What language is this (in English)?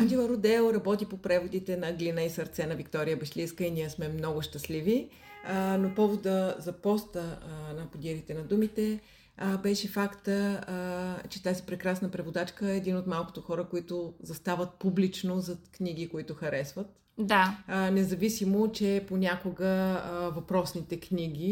Bulgarian